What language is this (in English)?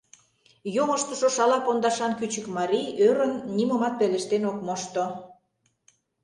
Mari